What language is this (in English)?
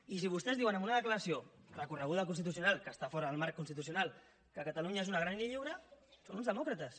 Catalan